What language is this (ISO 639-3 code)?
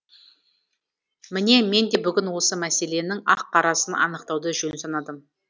kaz